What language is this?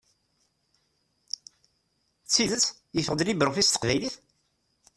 Kabyle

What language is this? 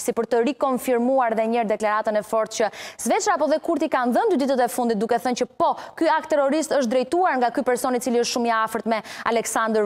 Romanian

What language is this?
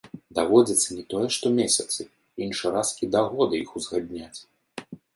Belarusian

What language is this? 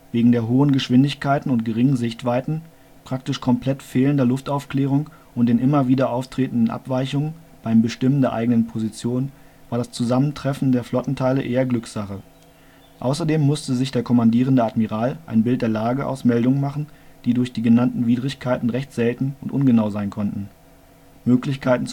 German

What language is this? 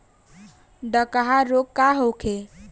Bhojpuri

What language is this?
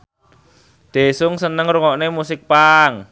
Javanese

